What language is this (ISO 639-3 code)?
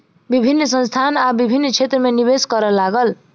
mai